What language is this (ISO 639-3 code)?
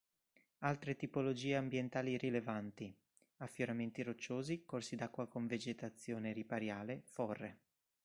ita